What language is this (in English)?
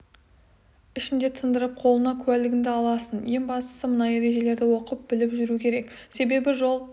Kazakh